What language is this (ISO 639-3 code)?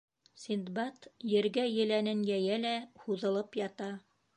bak